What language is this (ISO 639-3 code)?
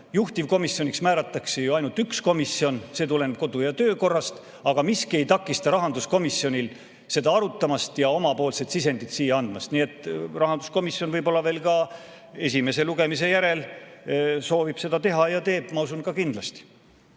est